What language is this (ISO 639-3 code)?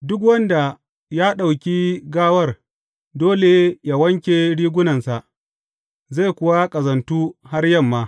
hau